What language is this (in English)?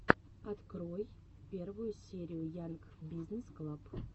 Russian